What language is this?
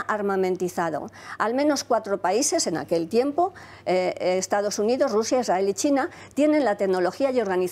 Spanish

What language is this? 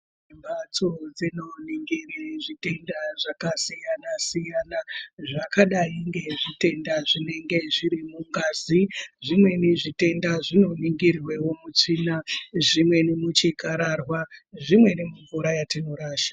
Ndau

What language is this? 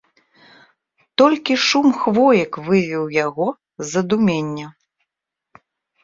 Belarusian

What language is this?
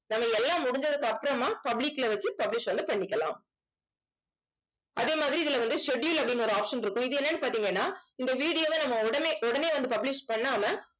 Tamil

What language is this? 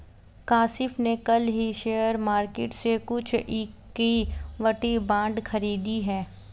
Hindi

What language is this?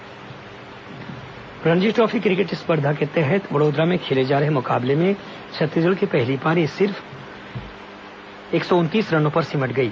Hindi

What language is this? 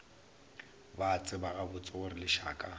Northern Sotho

